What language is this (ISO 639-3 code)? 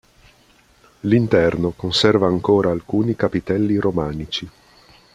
ita